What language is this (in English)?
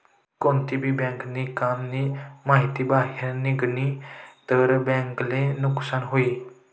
Marathi